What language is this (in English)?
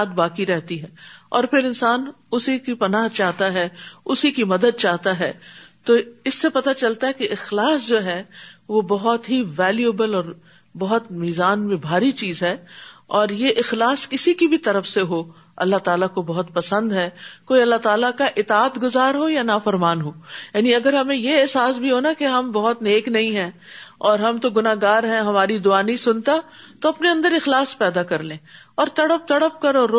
Urdu